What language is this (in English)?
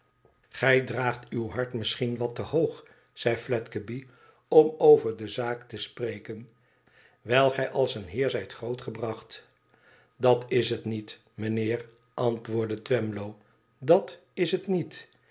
Dutch